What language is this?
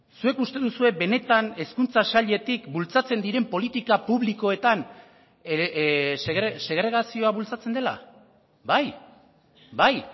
Basque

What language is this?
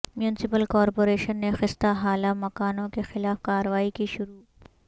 Urdu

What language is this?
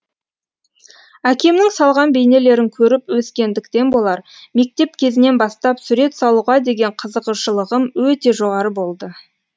Kazakh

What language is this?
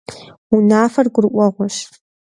Kabardian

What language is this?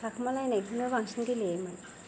Bodo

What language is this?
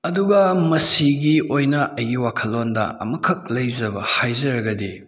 Manipuri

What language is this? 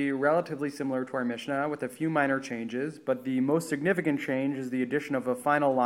English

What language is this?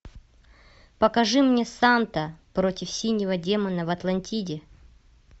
Russian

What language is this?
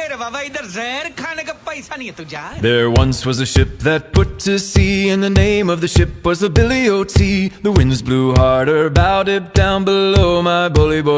English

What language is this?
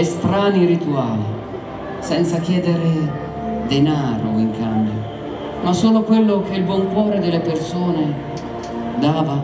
Italian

